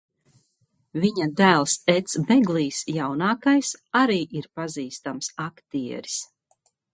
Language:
Latvian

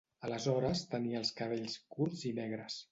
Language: Catalan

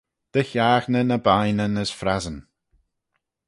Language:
Manx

